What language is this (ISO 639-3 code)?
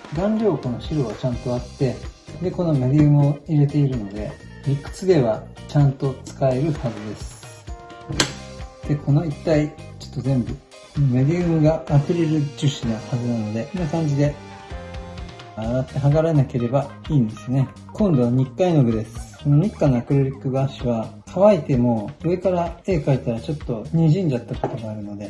jpn